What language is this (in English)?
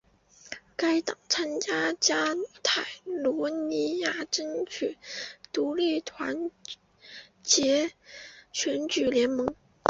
Chinese